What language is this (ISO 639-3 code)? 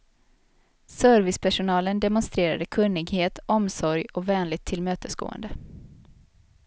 swe